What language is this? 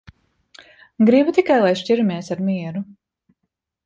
Latvian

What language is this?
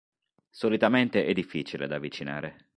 Italian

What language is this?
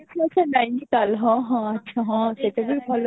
Odia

